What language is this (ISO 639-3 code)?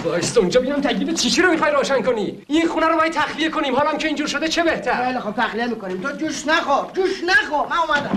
fas